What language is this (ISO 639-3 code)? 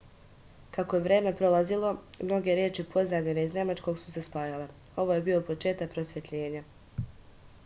srp